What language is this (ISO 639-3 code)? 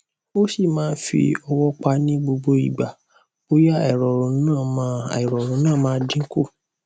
yor